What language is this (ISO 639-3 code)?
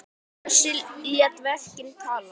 isl